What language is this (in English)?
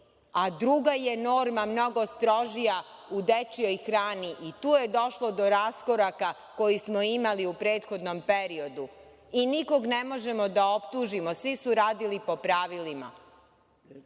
Serbian